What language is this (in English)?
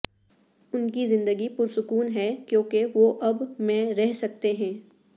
Urdu